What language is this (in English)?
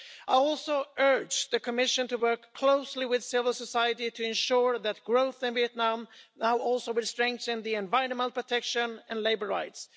English